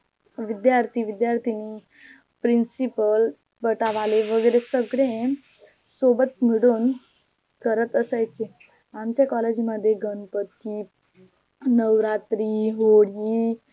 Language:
Marathi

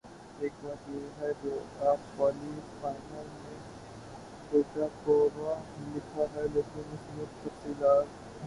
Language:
Urdu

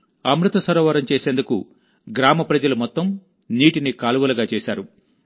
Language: Telugu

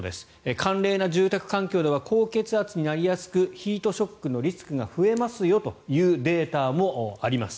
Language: Japanese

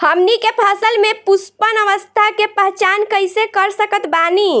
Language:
Bhojpuri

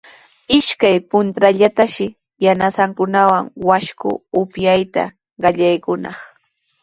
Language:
Sihuas Ancash Quechua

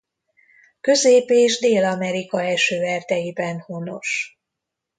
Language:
Hungarian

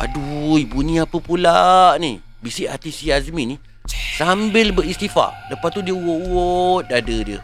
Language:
Malay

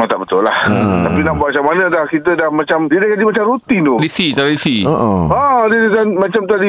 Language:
Malay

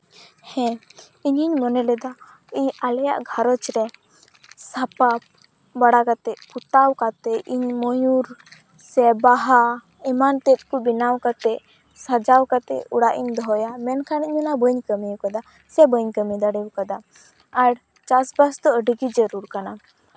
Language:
Santali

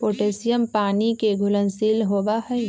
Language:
Magahi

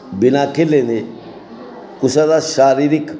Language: Dogri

